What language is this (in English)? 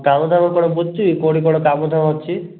Odia